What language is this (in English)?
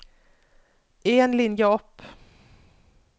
Norwegian